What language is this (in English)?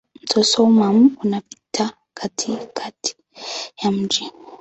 Swahili